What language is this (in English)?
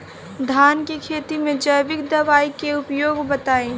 Bhojpuri